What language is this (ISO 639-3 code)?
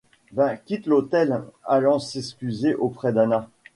fra